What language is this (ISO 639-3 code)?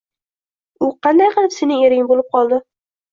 uzb